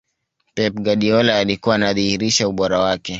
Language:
Swahili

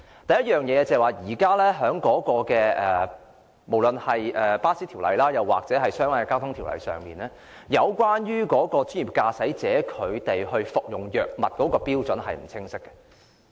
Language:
Cantonese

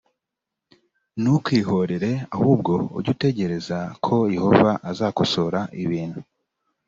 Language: Kinyarwanda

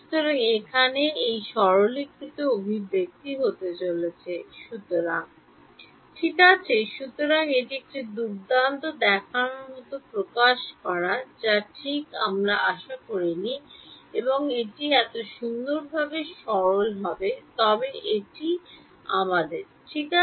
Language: Bangla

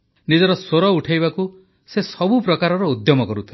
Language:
Odia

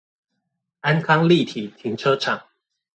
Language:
Chinese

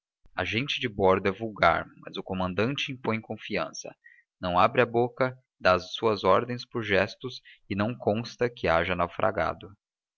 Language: Portuguese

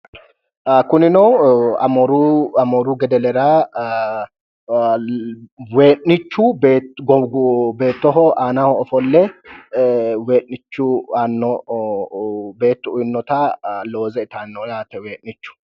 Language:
Sidamo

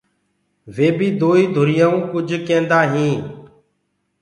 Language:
Gurgula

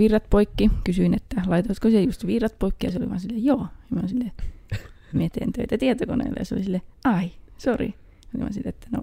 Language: Finnish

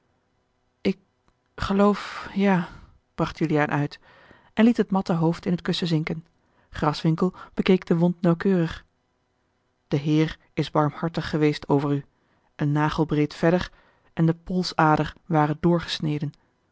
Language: Dutch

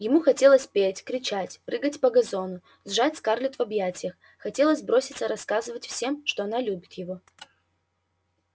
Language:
Russian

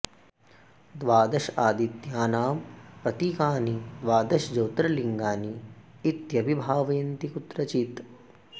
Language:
Sanskrit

